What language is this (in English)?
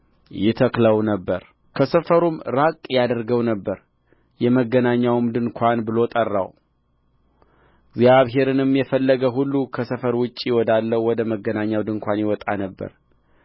Amharic